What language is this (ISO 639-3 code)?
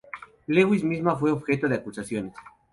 spa